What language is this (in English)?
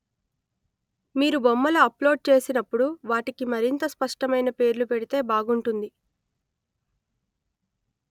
Telugu